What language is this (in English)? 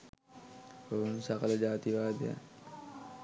Sinhala